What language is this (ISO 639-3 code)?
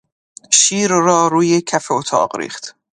fas